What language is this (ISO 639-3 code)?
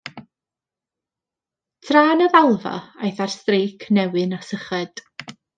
cym